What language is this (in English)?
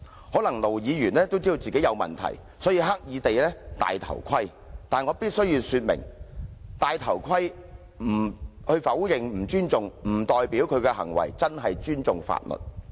Cantonese